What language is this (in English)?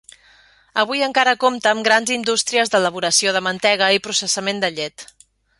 Catalan